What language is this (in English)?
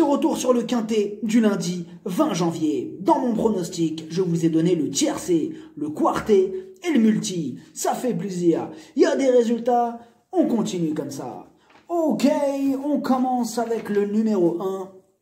French